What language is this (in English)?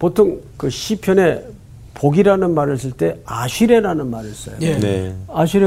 Korean